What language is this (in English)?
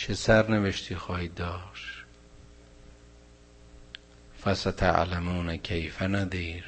Persian